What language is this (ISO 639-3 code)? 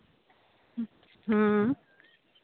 sat